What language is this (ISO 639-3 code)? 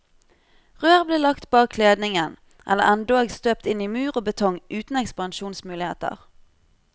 nor